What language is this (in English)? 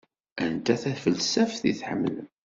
Kabyle